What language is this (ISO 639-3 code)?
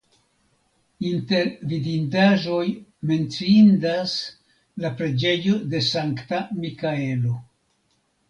epo